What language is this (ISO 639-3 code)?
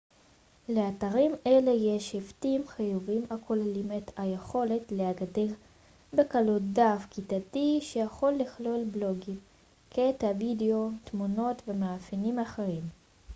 heb